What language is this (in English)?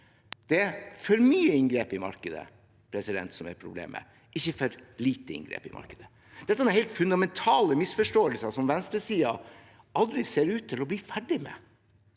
Norwegian